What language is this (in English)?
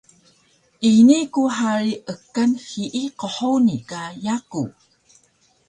Taroko